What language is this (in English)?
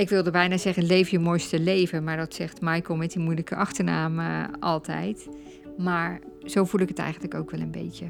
Dutch